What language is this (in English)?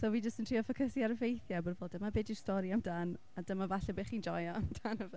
Welsh